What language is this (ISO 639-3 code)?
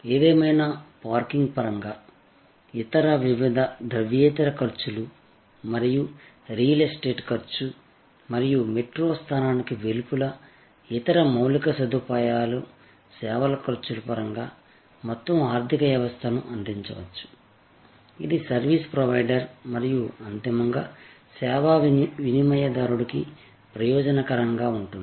tel